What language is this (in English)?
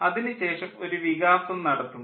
Malayalam